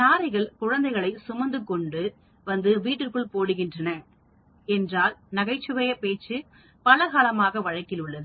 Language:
Tamil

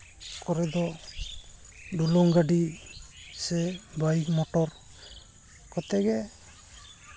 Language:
Santali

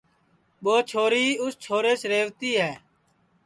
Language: Sansi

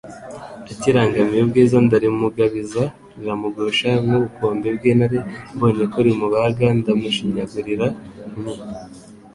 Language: Kinyarwanda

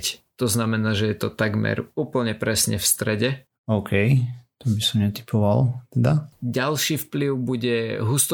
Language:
Slovak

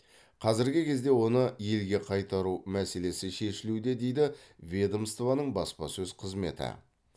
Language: Kazakh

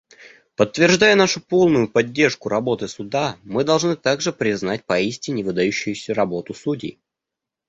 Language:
Russian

